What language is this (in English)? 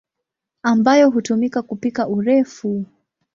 Swahili